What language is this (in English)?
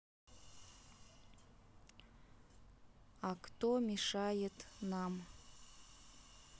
Russian